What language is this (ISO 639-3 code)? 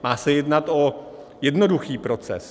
ces